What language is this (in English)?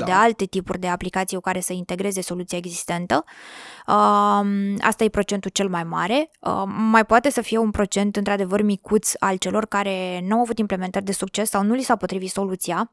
Romanian